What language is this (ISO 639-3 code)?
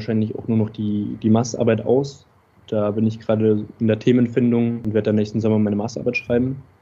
deu